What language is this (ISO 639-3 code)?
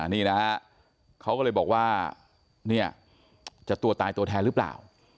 tha